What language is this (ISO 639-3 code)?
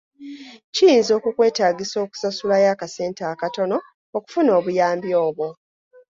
lug